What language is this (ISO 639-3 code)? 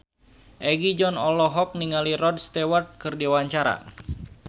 sun